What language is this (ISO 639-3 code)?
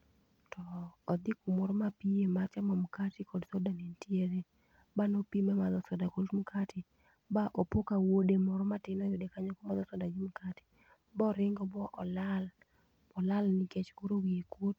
luo